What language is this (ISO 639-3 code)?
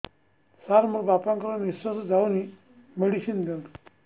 ori